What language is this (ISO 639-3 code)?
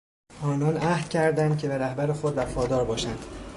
fas